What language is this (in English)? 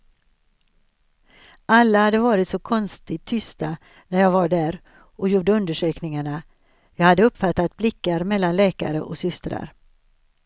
Swedish